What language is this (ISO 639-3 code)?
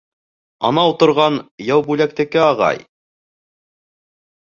bak